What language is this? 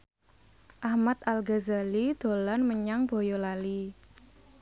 Javanese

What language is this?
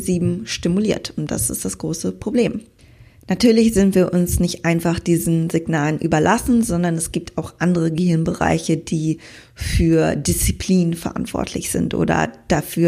German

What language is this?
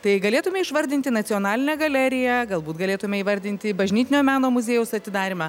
Lithuanian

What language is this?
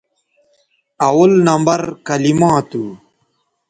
Bateri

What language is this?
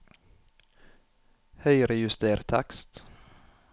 Norwegian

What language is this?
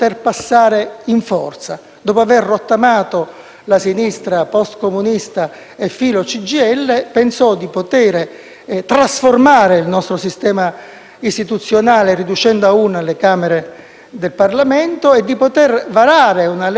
Italian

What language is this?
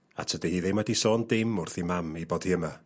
Welsh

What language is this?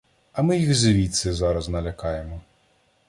Ukrainian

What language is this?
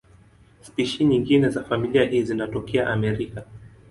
Swahili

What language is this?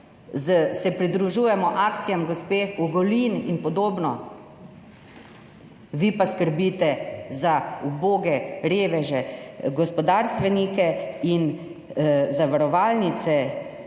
Slovenian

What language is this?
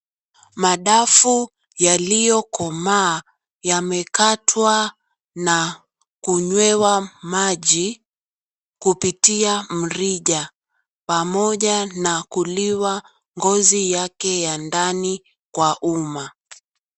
Swahili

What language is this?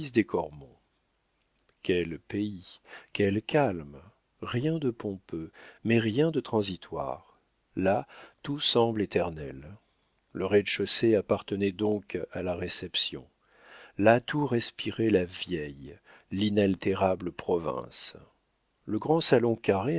French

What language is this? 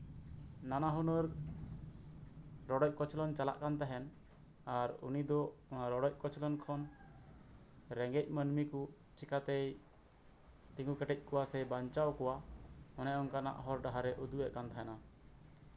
Santali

